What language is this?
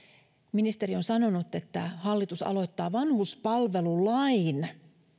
Finnish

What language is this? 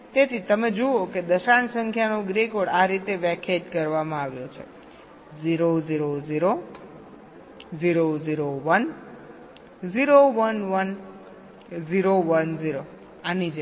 Gujarati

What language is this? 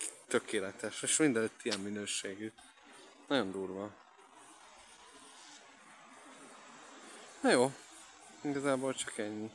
Hungarian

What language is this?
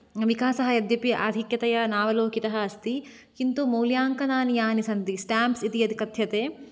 Sanskrit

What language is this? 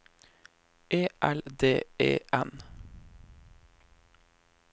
Norwegian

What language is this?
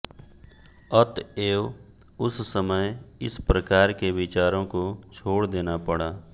Hindi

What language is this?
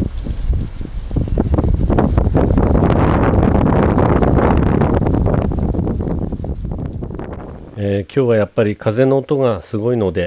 Japanese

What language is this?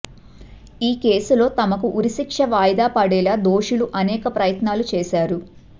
Telugu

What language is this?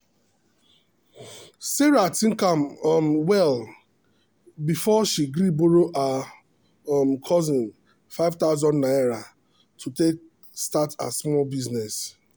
Nigerian Pidgin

